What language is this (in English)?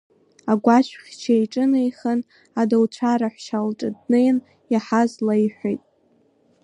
Abkhazian